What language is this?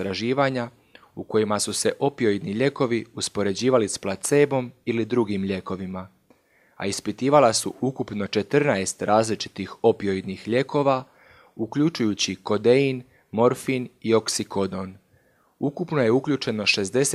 Croatian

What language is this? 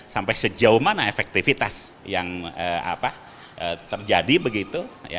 Indonesian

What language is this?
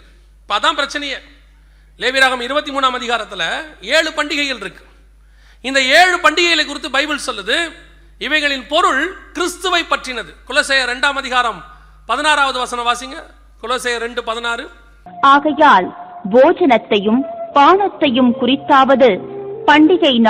Tamil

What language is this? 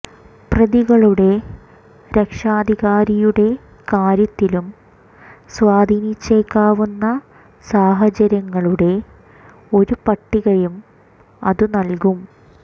Malayalam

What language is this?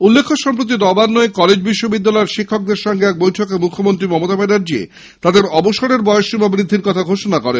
Bangla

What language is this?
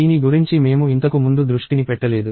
Telugu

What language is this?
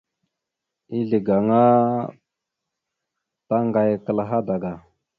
Mada (Cameroon)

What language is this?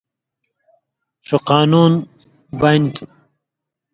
Indus Kohistani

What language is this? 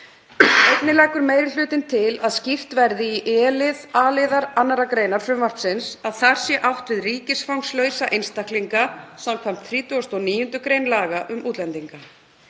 Icelandic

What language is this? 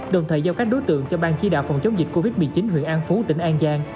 Vietnamese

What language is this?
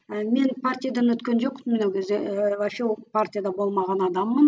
Kazakh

